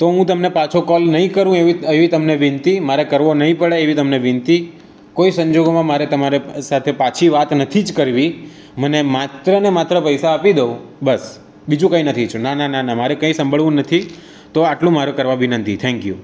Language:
Gujarati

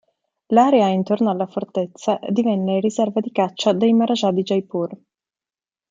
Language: Italian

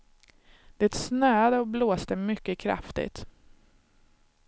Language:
Swedish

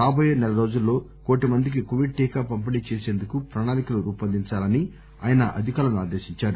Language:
Telugu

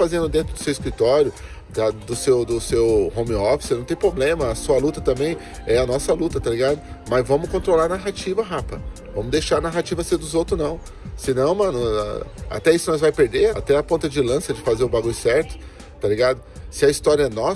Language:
Portuguese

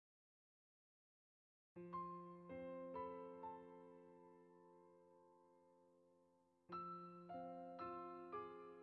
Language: Korean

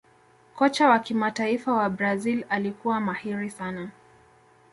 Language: Swahili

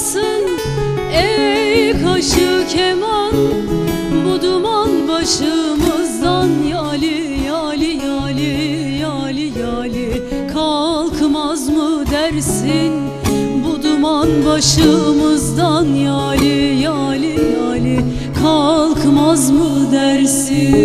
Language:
Turkish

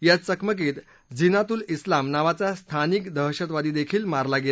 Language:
Marathi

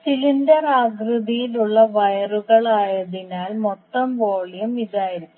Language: Malayalam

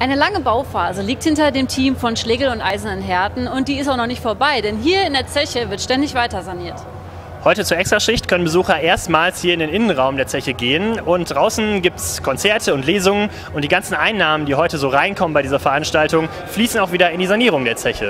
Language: German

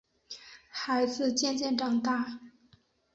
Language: Chinese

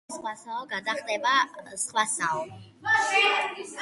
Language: Georgian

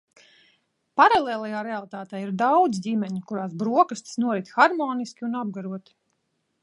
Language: Latvian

